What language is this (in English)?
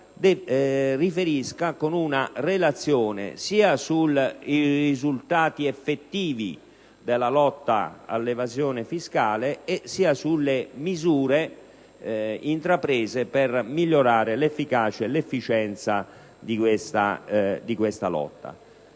Italian